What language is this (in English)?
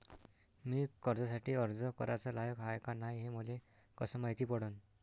Marathi